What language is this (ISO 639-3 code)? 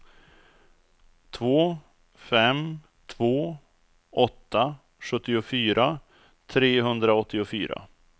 swe